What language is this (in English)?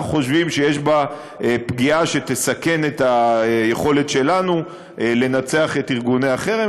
Hebrew